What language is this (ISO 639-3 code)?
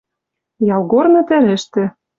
mrj